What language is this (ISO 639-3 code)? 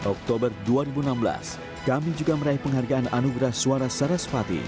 ind